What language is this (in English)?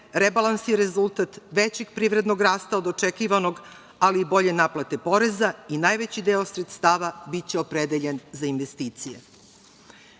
Serbian